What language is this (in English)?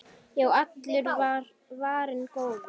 Icelandic